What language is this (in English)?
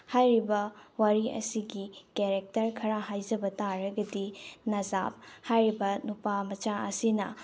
Manipuri